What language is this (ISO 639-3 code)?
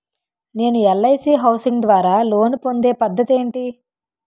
tel